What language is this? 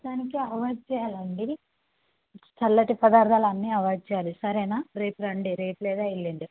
Telugu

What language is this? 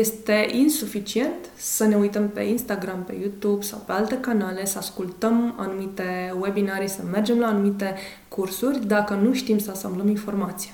Romanian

